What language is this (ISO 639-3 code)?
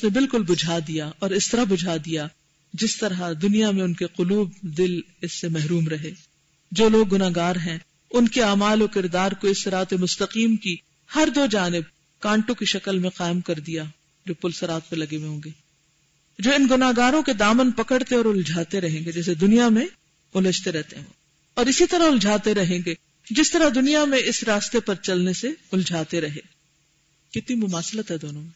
urd